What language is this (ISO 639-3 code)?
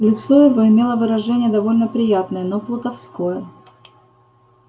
rus